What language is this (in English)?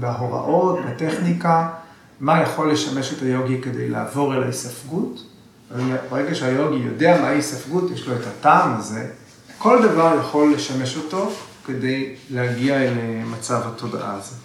Hebrew